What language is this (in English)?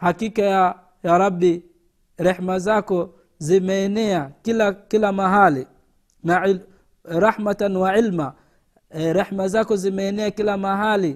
Swahili